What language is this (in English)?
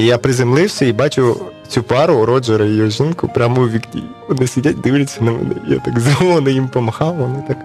Ukrainian